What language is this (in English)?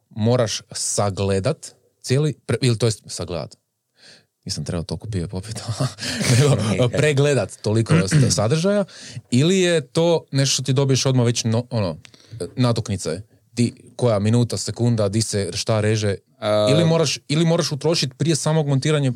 Croatian